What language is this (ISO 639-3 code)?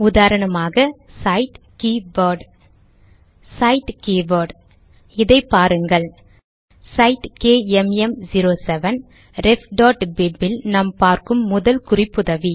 tam